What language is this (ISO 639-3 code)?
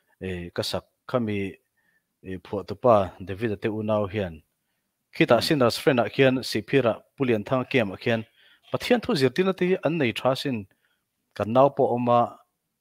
tha